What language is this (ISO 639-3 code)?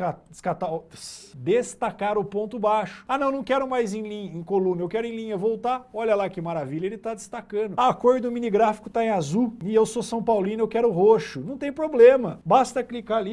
por